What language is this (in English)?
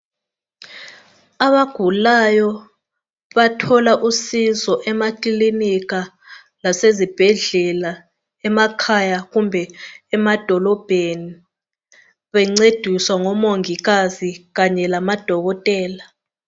North Ndebele